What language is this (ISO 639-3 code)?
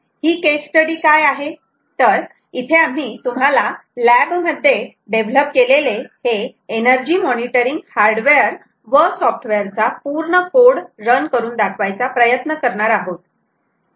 mar